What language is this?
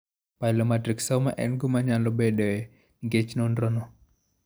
Luo (Kenya and Tanzania)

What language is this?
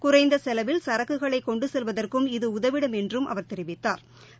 Tamil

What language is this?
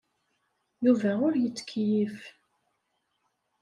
Kabyle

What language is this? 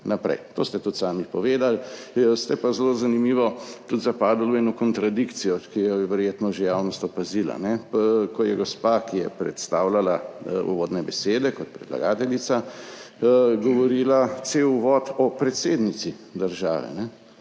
Slovenian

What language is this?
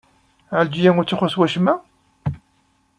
Kabyle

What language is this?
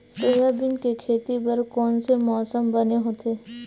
Chhattisgarhi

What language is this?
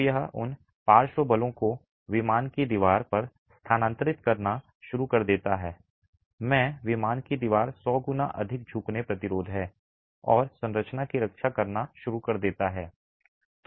Hindi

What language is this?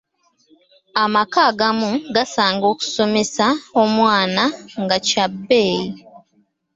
Ganda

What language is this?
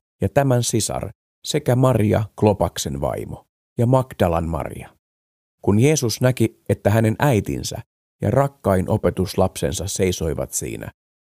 Finnish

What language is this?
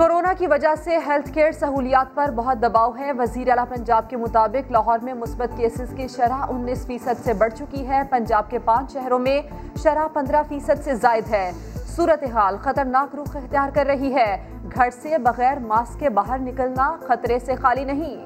Urdu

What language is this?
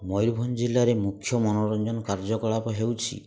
Odia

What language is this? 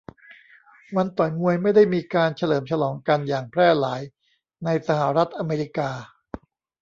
Thai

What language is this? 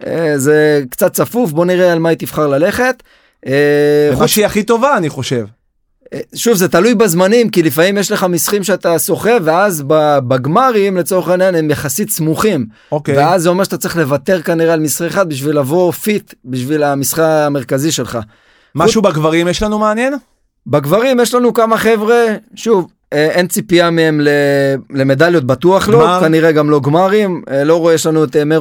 Hebrew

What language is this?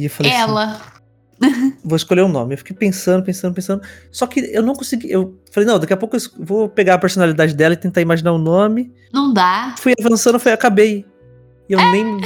Portuguese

